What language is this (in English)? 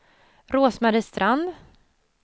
Swedish